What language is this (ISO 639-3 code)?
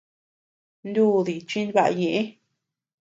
cux